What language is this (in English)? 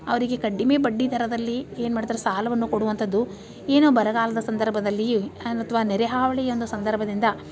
Kannada